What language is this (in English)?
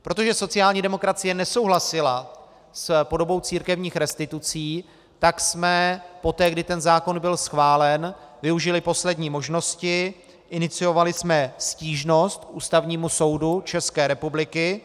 Czech